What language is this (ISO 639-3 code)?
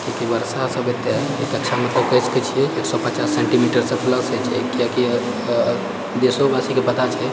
mai